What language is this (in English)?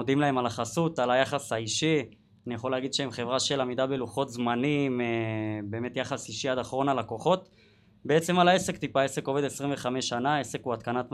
Hebrew